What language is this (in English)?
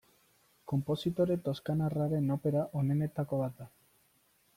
Basque